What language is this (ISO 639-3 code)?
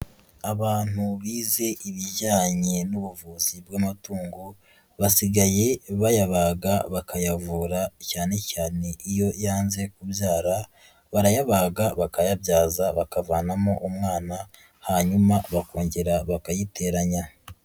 kin